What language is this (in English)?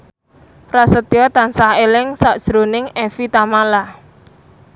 Javanese